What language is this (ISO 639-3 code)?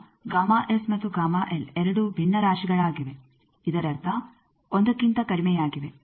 kan